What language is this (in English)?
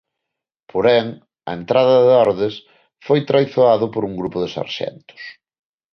Galician